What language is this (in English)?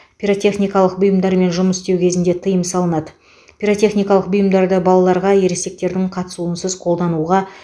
Kazakh